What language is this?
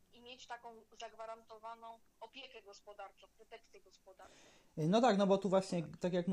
Polish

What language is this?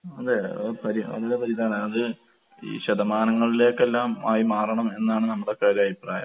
Malayalam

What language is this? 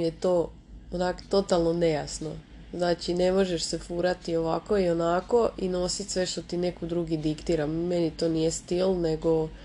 Croatian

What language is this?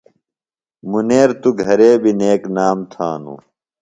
Phalura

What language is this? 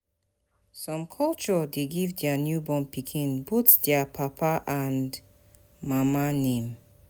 Nigerian Pidgin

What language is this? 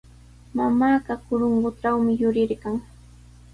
Sihuas Ancash Quechua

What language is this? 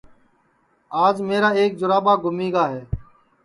Sansi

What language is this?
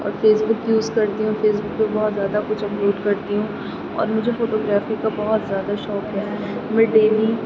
Urdu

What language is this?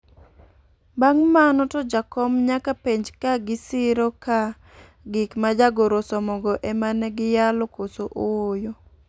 Luo (Kenya and Tanzania)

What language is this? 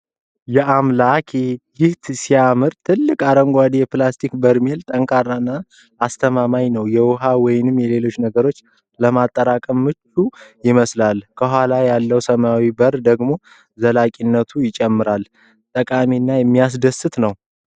Amharic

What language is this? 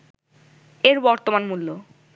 Bangla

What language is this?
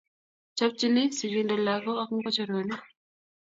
Kalenjin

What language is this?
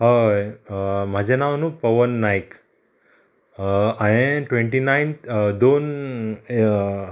Konkani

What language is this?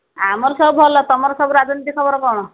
Odia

